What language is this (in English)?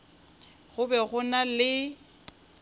Northern Sotho